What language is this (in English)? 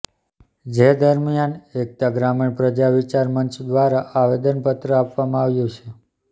Gujarati